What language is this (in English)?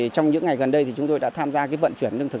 Vietnamese